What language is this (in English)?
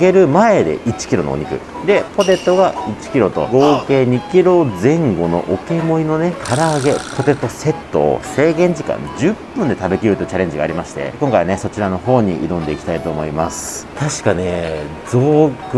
Japanese